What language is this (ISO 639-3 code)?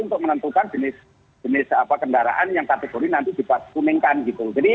ind